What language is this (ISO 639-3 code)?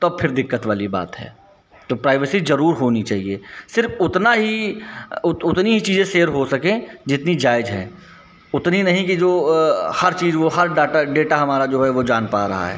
hin